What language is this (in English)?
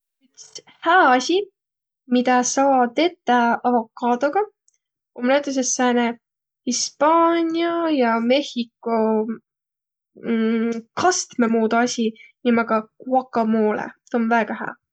Võro